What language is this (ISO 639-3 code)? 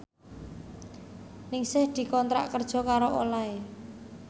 jav